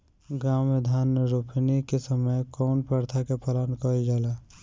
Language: Bhojpuri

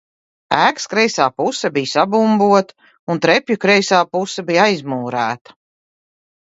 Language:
Latvian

